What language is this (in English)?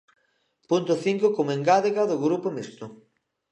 Galician